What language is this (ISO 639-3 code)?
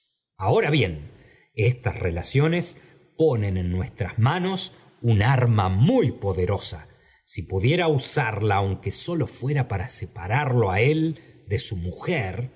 spa